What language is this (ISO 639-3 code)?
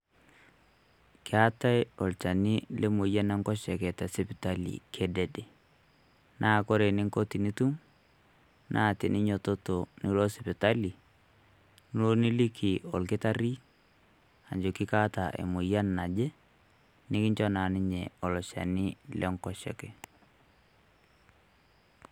mas